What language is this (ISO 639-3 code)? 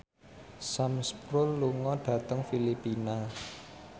jav